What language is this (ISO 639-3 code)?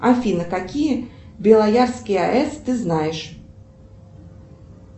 rus